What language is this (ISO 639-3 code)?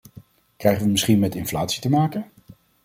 nld